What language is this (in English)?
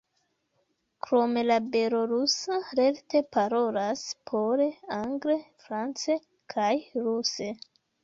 Esperanto